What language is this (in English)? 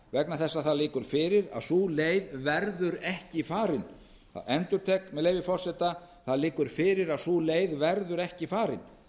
Icelandic